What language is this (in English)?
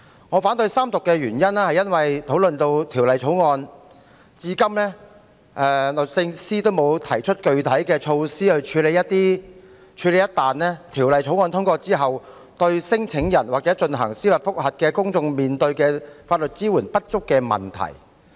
Cantonese